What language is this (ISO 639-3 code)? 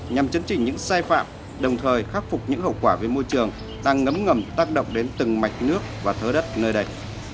vie